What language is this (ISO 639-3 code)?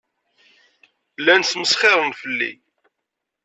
kab